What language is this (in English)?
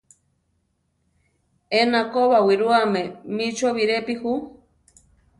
Central Tarahumara